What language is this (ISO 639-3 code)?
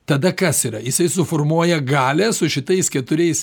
lit